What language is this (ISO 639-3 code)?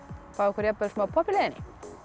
isl